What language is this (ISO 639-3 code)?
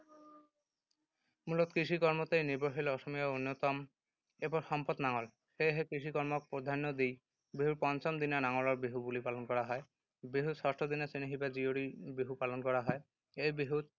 asm